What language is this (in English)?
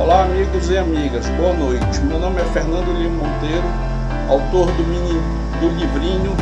Portuguese